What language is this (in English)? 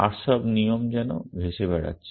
Bangla